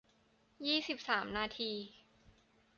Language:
Thai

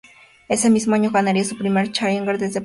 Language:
Spanish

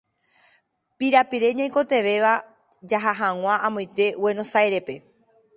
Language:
Guarani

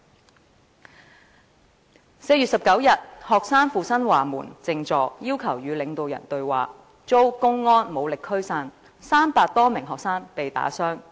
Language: Cantonese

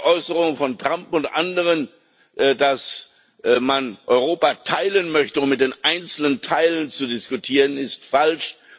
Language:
German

